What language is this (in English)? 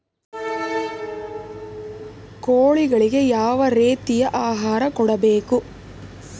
Kannada